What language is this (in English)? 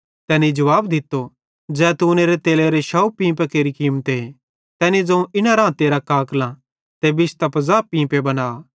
Bhadrawahi